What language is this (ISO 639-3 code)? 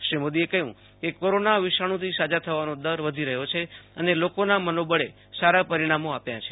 guj